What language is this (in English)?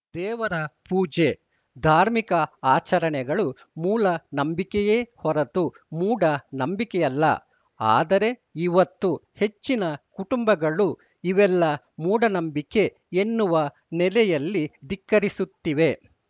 Kannada